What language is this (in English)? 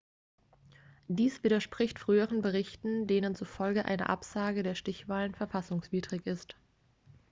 German